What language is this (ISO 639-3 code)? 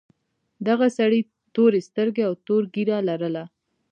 pus